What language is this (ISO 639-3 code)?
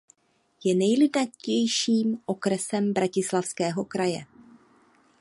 ces